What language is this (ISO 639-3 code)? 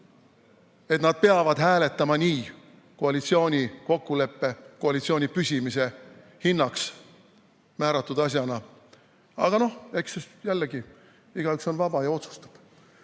est